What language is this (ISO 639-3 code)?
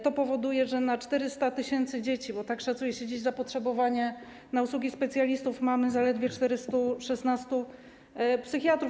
pol